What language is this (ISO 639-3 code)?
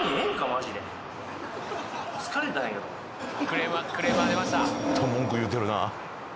jpn